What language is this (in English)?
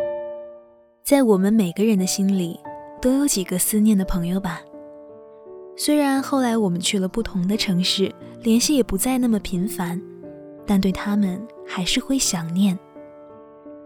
Chinese